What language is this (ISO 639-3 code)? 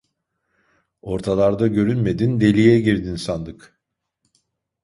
tur